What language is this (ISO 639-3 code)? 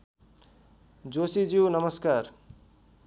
nep